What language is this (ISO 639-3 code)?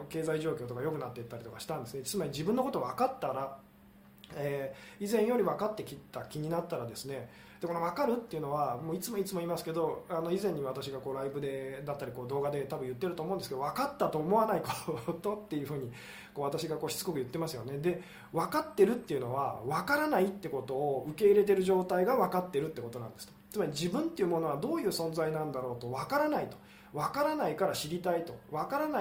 jpn